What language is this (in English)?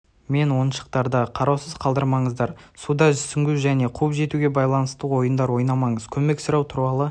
Kazakh